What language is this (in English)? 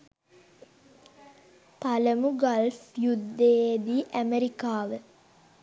Sinhala